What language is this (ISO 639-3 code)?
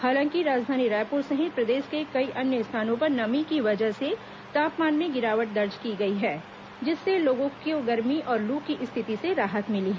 hin